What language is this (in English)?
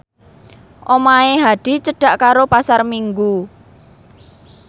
Javanese